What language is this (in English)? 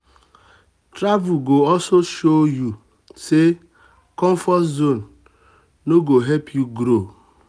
Nigerian Pidgin